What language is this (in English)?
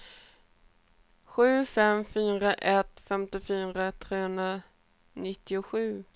Swedish